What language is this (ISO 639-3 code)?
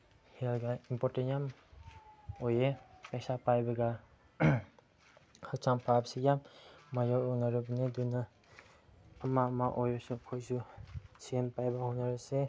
mni